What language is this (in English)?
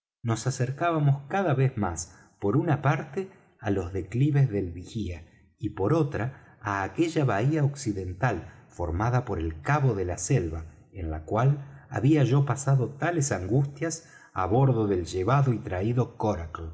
Spanish